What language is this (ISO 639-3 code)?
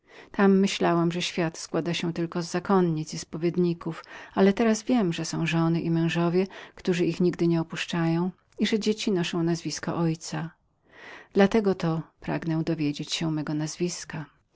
pol